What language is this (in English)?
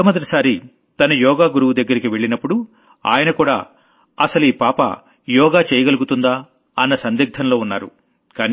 Telugu